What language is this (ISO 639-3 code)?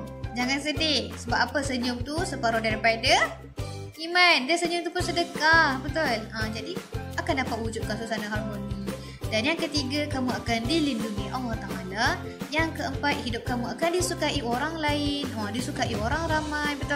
msa